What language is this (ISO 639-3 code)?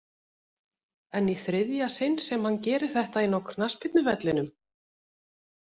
isl